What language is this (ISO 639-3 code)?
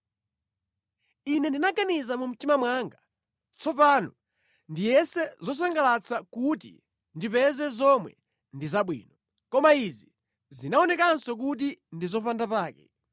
nya